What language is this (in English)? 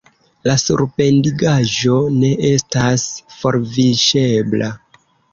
Esperanto